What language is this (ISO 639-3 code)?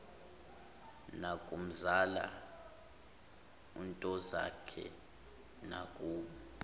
zul